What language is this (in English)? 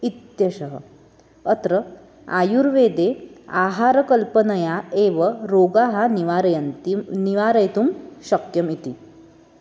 Sanskrit